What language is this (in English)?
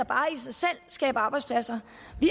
Danish